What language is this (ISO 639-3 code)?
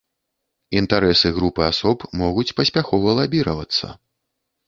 bel